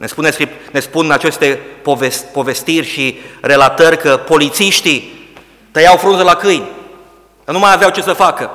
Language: Romanian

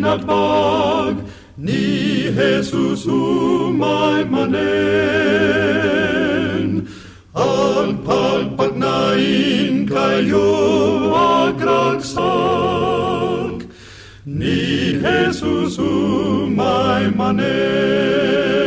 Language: Filipino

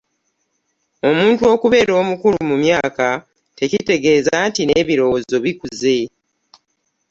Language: Ganda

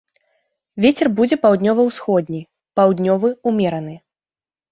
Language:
Belarusian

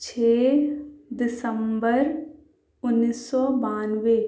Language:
Urdu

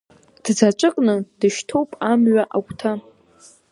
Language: Abkhazian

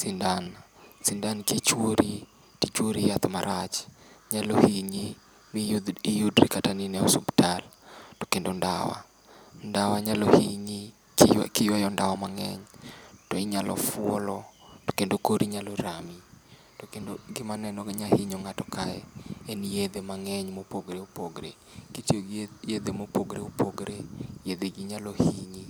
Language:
Luo (Kenya and Tanzania)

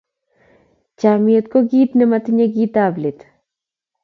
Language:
Kalenjin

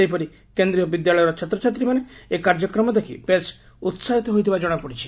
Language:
Odia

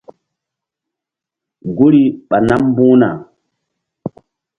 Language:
Mbum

